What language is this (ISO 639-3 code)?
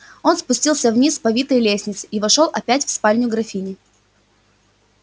rus